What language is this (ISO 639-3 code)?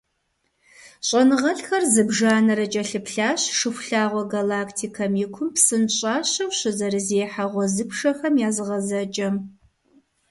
kbd